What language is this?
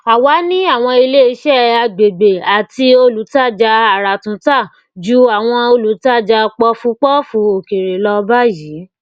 Yoruba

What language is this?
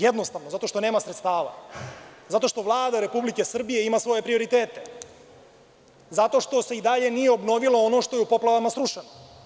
Serbian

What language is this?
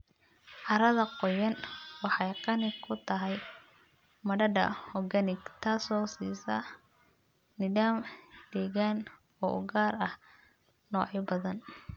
Somali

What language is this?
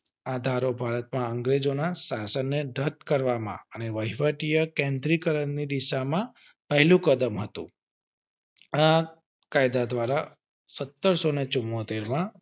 Gujarati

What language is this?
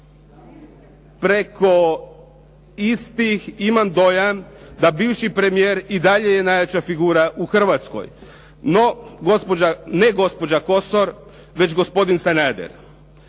Croatian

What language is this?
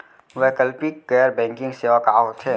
Chhattisgarhi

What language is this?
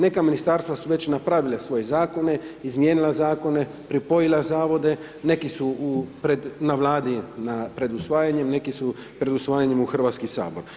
Croatian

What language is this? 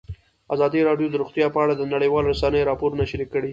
Pashto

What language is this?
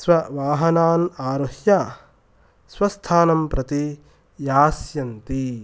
Sanskrit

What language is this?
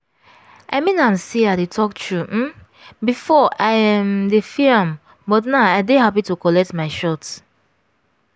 Nigerian Pidgin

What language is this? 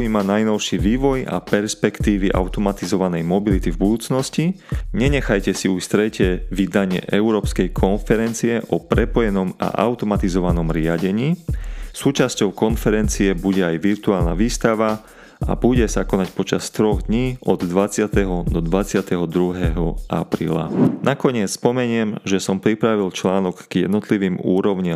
Slovak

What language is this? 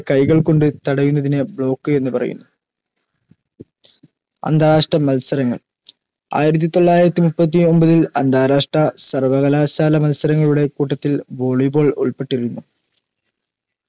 Malayalam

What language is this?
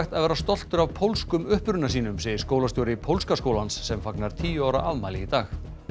Icelandic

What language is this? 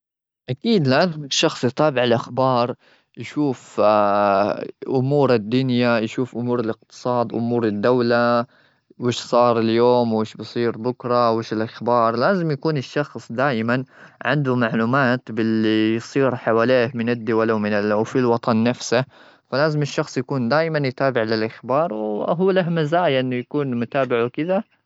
Gulf Arabic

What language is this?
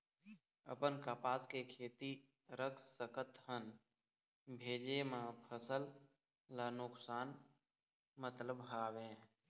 Chhattisgarhi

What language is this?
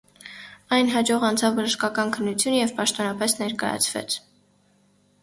Armenian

